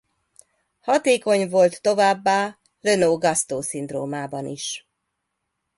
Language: Hungarian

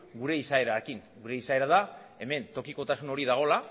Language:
Basque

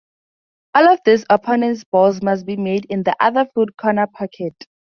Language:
English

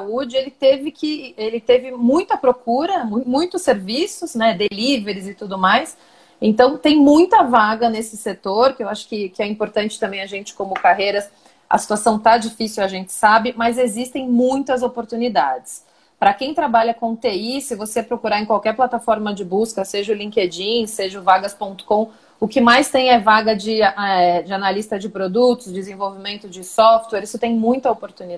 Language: Portuguese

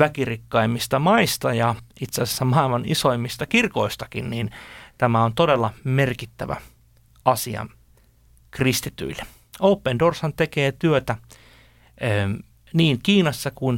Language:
Finnish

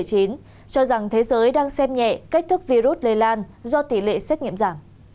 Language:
Vietnamese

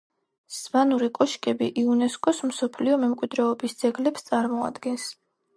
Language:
Georgian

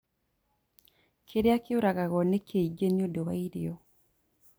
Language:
Kikuyu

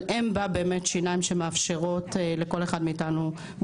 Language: Hebrew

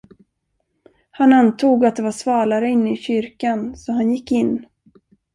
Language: Swedish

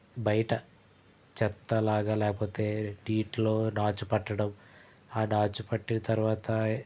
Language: Telugu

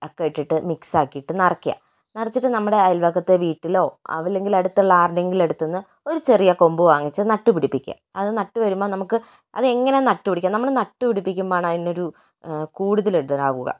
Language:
Malayalam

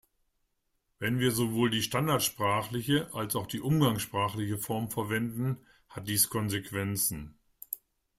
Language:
German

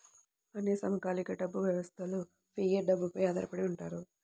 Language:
Telugu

